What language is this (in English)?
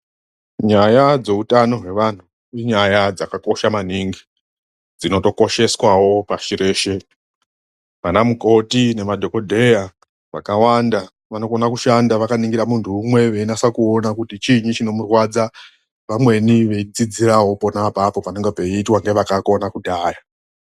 Ndau